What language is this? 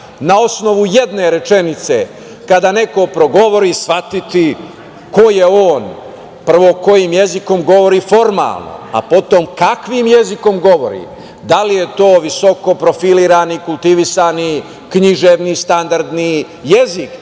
Serbian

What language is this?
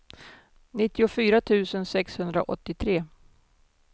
Swedish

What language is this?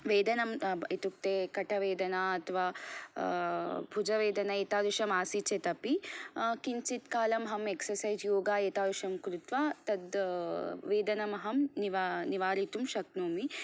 Sanskrit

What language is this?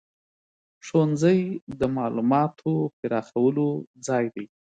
Pashto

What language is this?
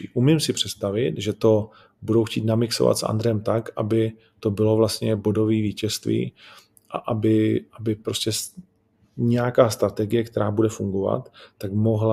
Czech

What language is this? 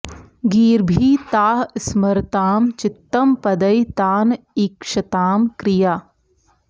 Sanskrit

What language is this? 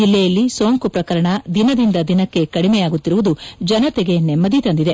Kannada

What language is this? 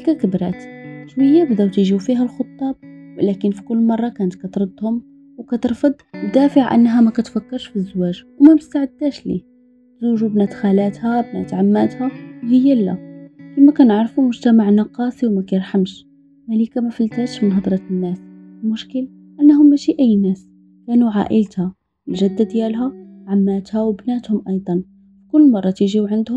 Arabic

